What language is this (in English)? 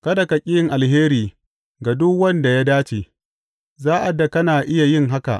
Hausa